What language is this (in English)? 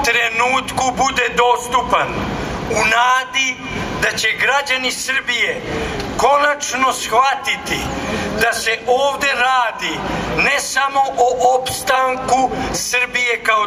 Ukrainian